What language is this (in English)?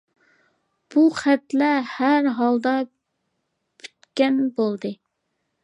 Uyghur